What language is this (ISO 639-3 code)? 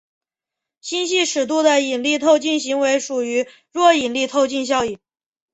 zho